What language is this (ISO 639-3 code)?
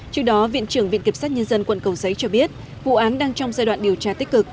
vie